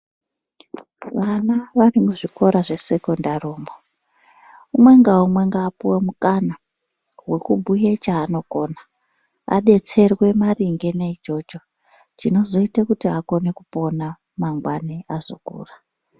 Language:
Ndau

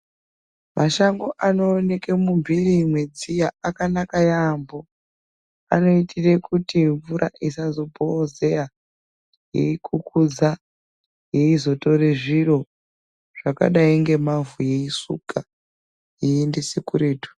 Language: Ndau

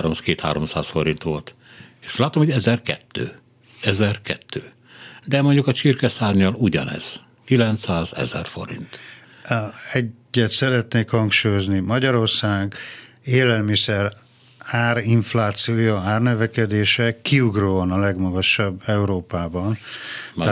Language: Hungarian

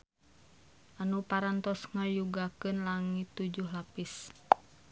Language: Sundanese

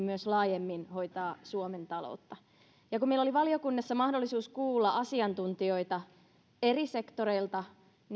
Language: Finnish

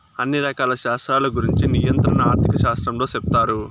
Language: Telugu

